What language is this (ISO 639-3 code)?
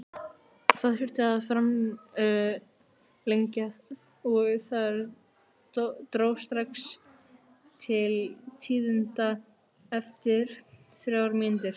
isl